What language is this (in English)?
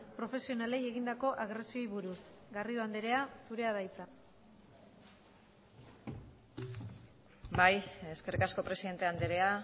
Basque